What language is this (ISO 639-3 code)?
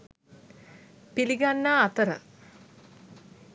sin